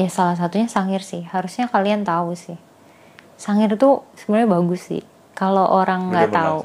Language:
Indonesian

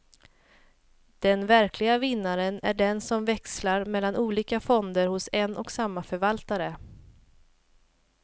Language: Swedish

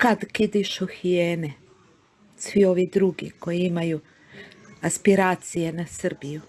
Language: Serbian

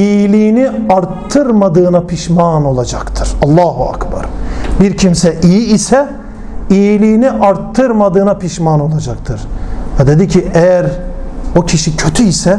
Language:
Turkish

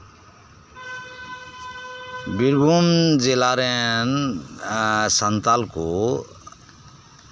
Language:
Santali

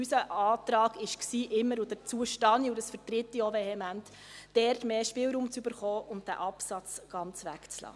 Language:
Swiss German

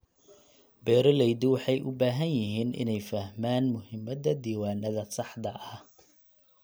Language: Somali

